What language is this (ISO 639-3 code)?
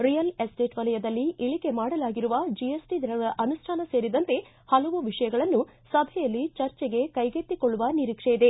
kan